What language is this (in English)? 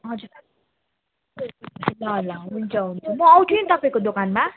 Nepali